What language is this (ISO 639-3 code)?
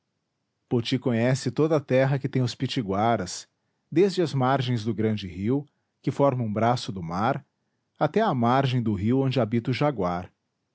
por